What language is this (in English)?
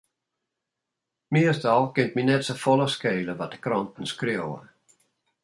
Western Frisian